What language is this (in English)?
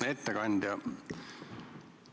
Estonian